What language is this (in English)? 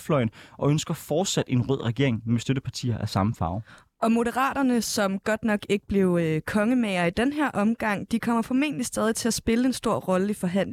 Danish